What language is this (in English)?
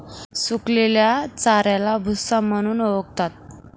Marathi